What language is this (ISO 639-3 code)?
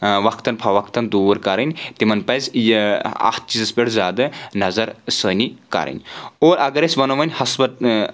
kas